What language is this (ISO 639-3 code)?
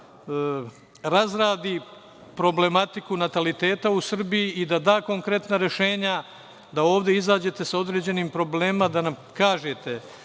srp